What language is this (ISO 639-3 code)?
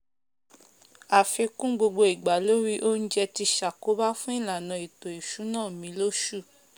yor